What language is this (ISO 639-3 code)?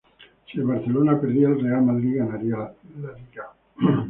spa